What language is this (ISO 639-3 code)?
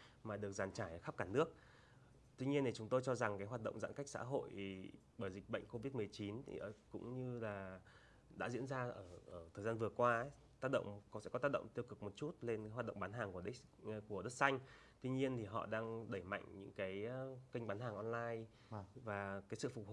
vie